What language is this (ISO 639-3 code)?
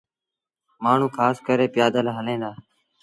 sbn